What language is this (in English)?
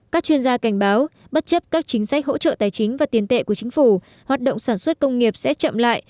Vietnamese